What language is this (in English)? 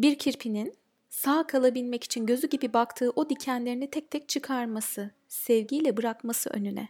Turkish